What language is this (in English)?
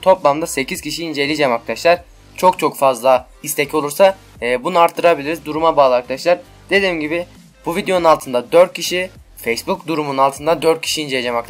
Turkish